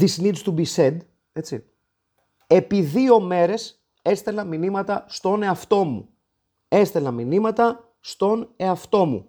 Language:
Greek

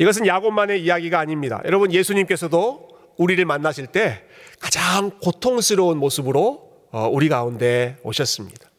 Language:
Korean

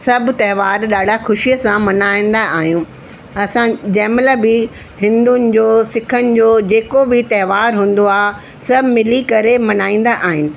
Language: Sindhi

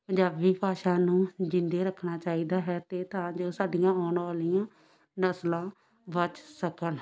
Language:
Punjabi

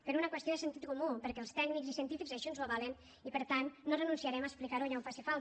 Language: Catalan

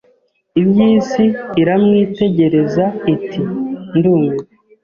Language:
Kinyarwanda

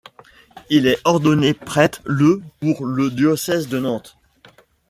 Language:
French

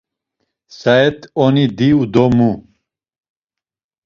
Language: Laz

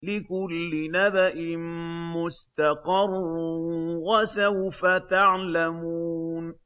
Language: Arabic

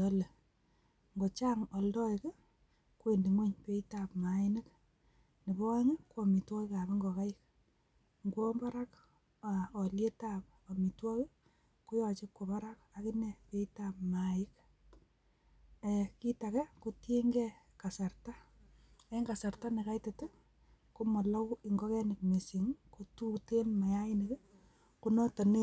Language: Kalenjin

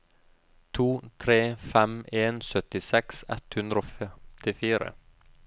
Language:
Norwegian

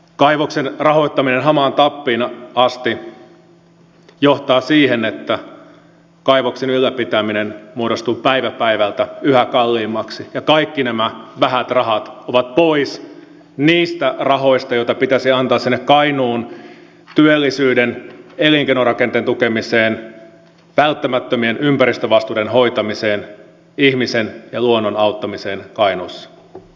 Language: Finnish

